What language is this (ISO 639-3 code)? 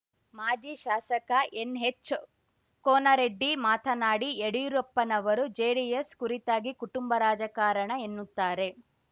kan